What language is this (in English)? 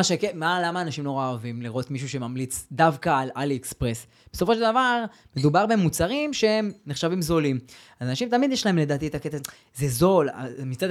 Hebrew